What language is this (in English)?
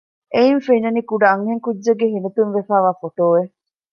Divehi